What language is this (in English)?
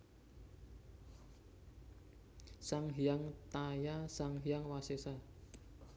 Javanese